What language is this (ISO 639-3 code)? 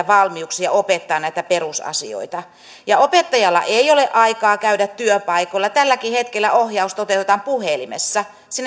fin